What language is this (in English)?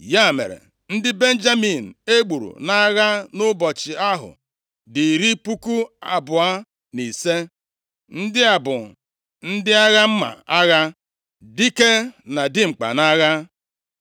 Igbo